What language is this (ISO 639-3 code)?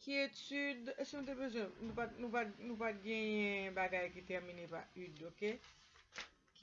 spa